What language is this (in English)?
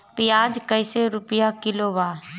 Bhojpuri